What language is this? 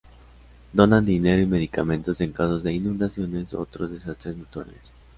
Spanish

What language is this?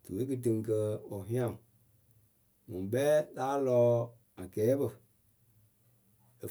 Akebu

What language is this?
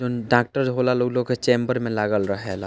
Bhojpuri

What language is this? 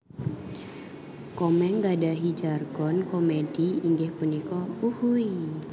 Javanese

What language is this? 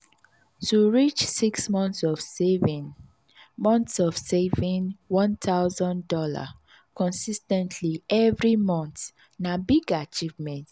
Nigerian Pidgin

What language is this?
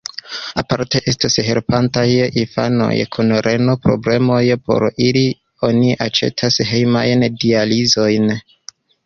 Esperanto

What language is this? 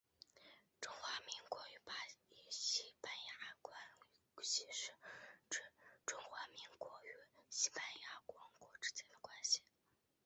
Chinese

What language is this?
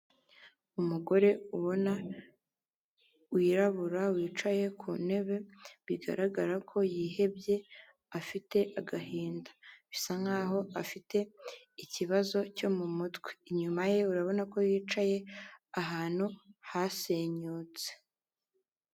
Kinyarwanda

